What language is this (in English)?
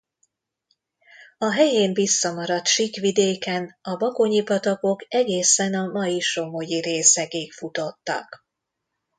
Hungarian